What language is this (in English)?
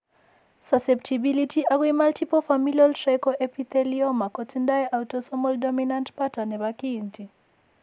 Kalenjin